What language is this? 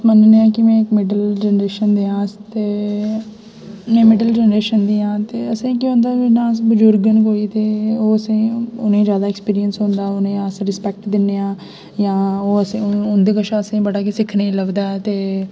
Dogri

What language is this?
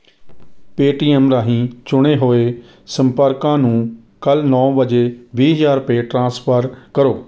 Punjabi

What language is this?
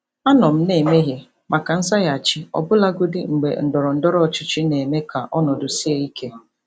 Igbo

